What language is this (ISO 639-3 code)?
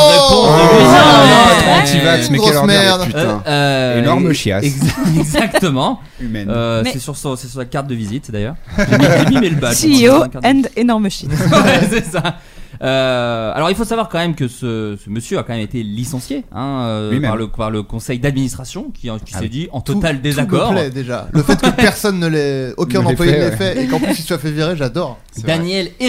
fra